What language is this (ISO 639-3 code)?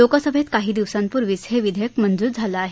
mar